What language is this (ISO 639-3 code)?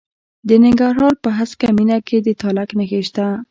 pus